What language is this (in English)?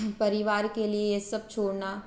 Hindi